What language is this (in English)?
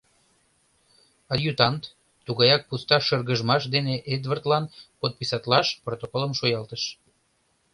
Mari